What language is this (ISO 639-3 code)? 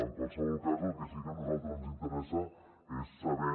cat